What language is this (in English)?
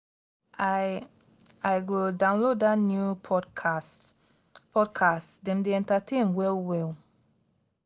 Nigerian Pidgin